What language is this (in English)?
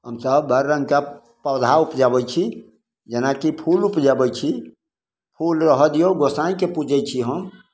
Maithili